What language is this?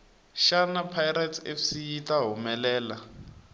Tsonga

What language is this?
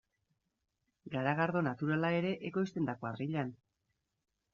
Basque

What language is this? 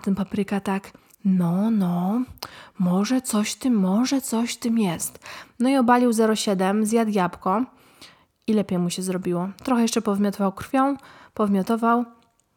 Polish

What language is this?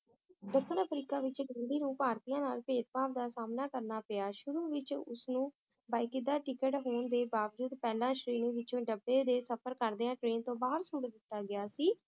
Punjabi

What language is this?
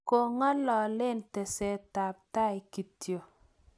Kalenjin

